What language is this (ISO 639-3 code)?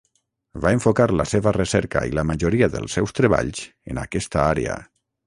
cat